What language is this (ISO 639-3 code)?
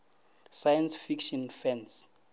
nso